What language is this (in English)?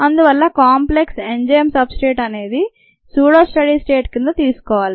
Telugu